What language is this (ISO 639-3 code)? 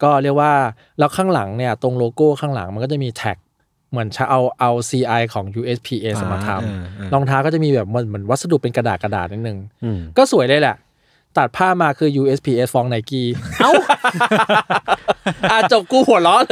tha